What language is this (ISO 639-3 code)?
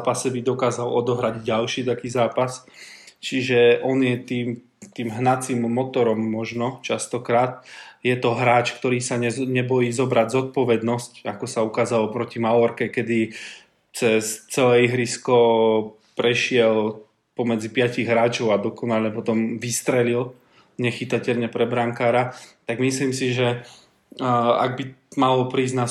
slk